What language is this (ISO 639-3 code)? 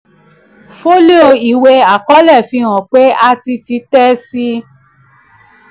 yor